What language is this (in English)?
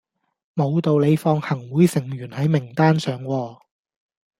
Cantonese